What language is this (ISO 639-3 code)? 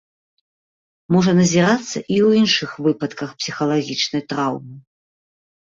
bel